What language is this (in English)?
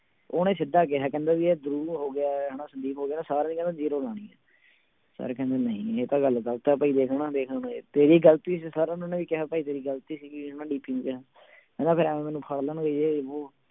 Punjabi